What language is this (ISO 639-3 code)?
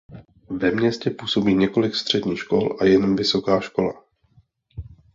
ces